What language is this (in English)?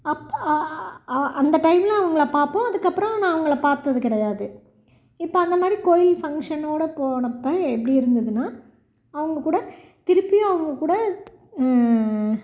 Tamil